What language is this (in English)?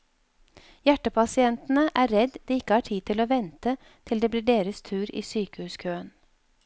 Norwegian